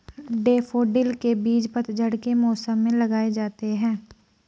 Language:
Hindi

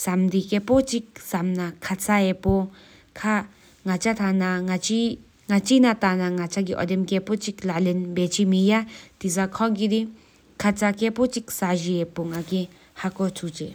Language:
Sikkimese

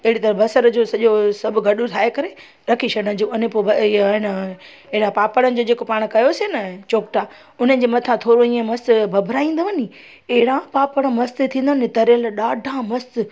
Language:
Sindhi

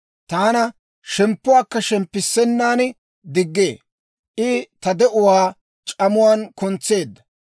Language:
Dawro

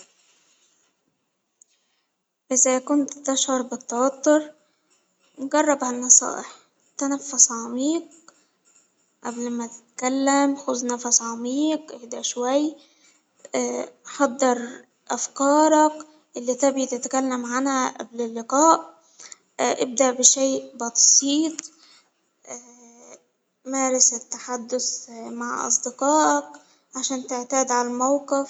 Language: Hijazi Arabic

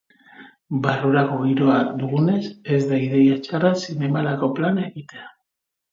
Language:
Basque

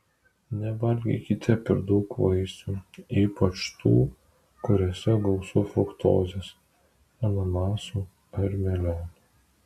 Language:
Lithuanian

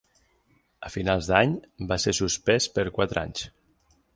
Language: Catalan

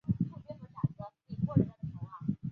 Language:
Chinese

